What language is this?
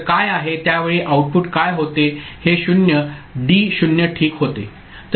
Marathi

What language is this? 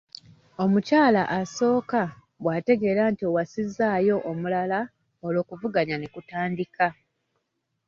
Ganda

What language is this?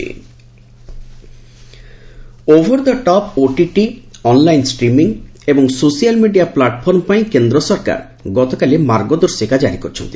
Odia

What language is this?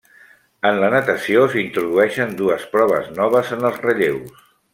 Catalan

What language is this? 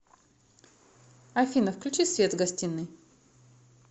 Russian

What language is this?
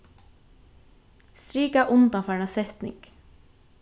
Faroese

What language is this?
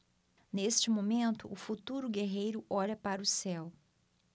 Portuguese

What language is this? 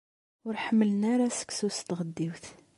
Kabyle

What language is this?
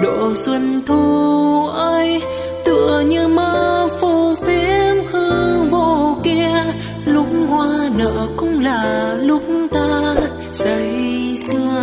Vietnamese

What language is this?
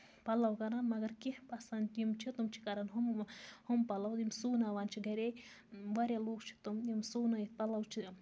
Kashmiri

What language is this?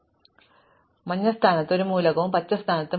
Malayalam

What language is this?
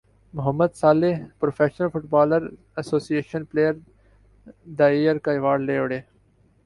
Urdu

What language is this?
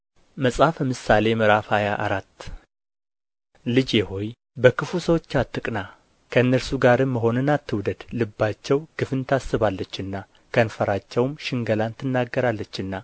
Amharic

